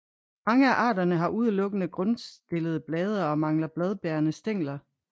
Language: Danish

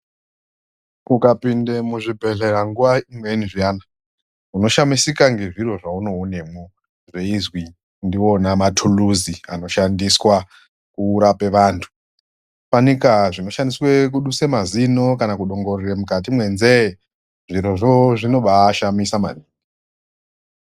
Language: Ndau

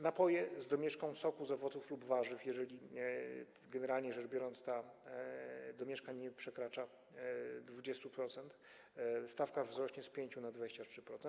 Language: Polish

